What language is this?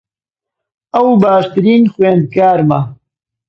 Central Kurdish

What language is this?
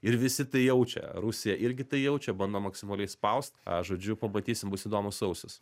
Lithuanian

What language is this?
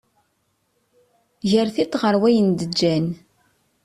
Kabyle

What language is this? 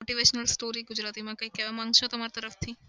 Gujarati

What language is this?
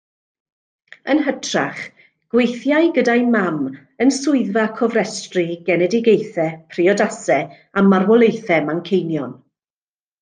Welsh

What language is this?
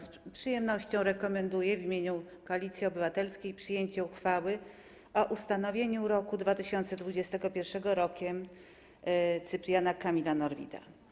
Polish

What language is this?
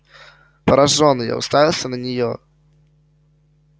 Russian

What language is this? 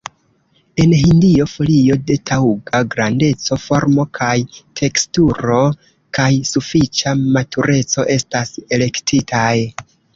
Esperanto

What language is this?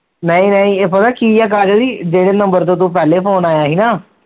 Punjabi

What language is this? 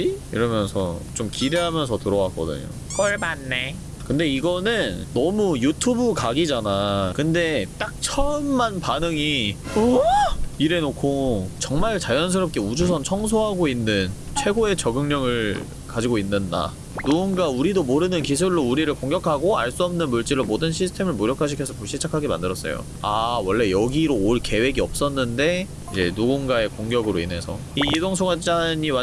Korean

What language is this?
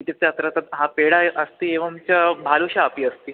Sanskrit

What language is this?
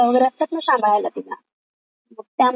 Marathi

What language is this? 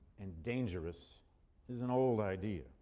English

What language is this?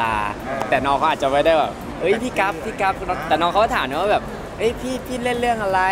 Thai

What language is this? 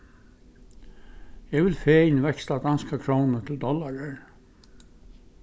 Faroese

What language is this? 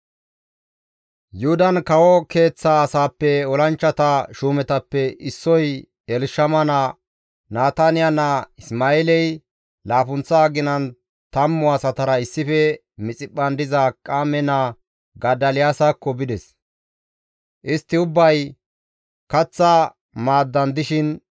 Gamo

